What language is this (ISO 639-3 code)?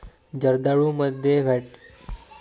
mar